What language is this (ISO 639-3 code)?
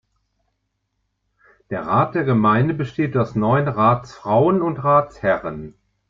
deu